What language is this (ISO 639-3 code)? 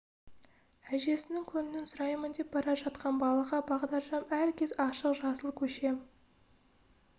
kaz